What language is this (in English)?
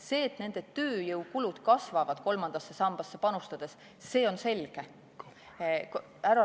Estonian